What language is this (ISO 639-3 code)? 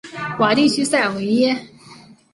zho